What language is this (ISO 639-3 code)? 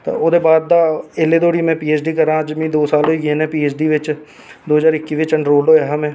doi